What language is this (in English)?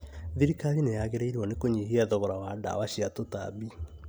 Kikuyu